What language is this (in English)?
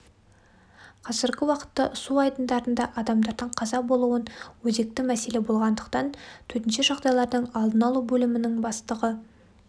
Kazakh